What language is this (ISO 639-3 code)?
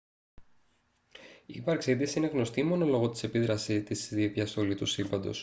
ell